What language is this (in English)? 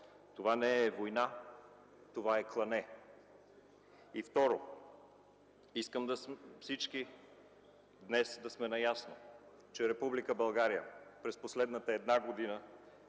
Bulgarian